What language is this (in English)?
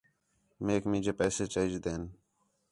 Khetrani